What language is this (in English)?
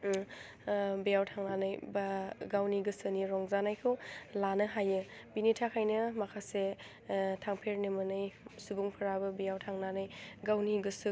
Bodo